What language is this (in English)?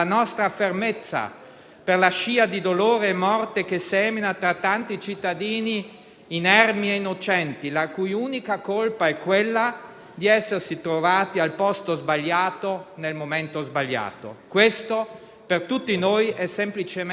Italian